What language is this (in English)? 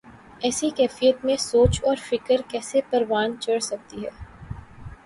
Urdu